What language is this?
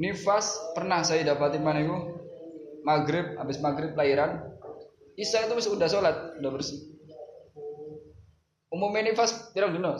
Indonesian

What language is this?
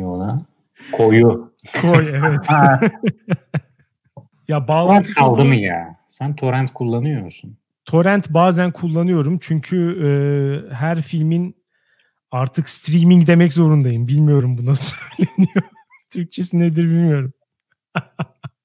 Turkish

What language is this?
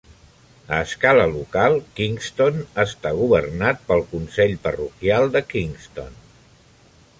Catalan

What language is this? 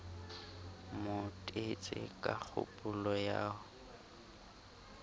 Southern Sotho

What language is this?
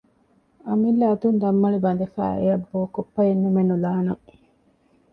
Divehi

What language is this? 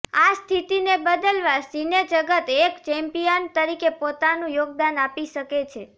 Gujarati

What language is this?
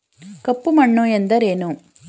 Kannada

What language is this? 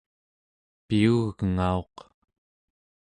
Central Yupik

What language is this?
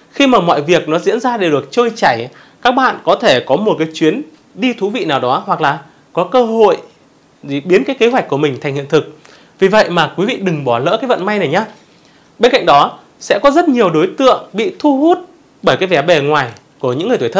Vietnamese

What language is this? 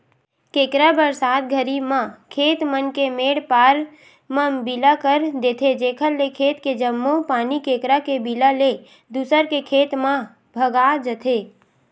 Chhattisgarhi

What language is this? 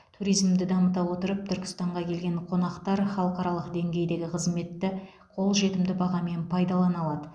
Kazakh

